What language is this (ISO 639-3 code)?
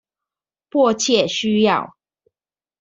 zho